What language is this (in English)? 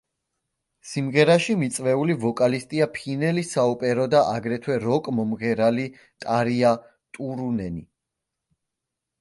Georgian